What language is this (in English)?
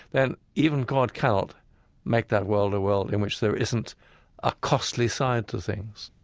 English